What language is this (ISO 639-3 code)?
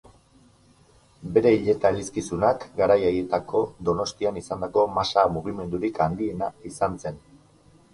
eus